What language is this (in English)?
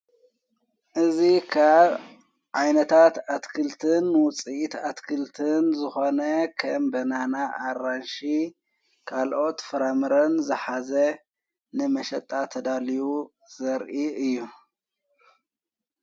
Tigrinya